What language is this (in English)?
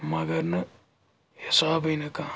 Kashmiri